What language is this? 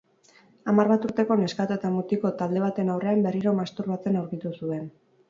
Basque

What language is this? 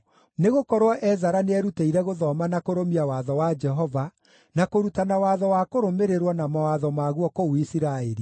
Kikuyu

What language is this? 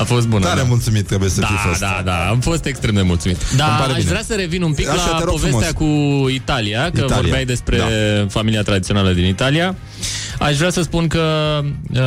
Romanian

